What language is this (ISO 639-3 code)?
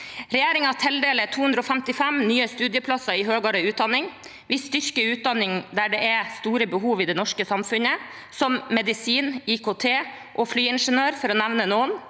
nor